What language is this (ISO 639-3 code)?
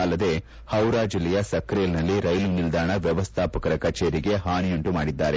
kan